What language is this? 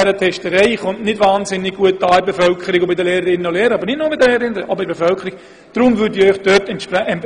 Swiss German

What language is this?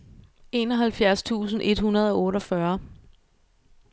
Danish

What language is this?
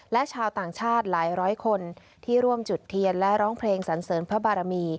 Thai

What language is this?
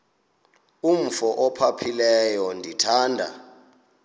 Xhosa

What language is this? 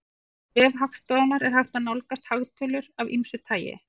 Icelandic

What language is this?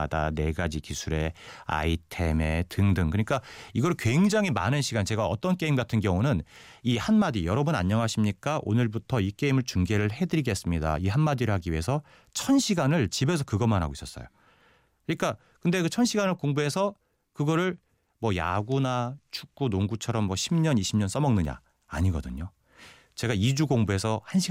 Korean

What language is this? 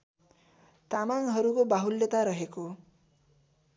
Nepali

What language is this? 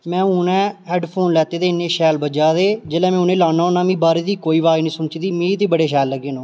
Dogri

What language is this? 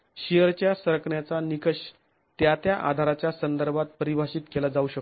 Marathi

